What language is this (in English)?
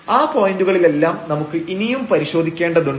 Malayalam